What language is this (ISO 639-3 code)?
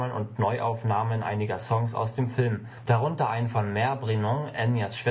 deu